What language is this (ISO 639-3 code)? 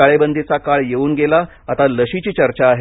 mar